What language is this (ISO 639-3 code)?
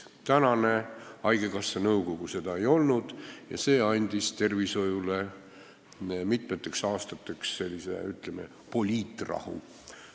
est